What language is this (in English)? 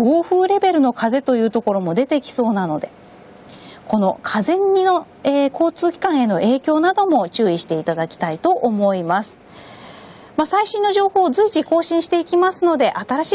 Japanese